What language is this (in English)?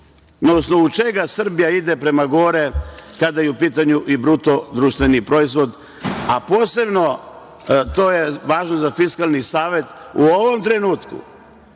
Serbian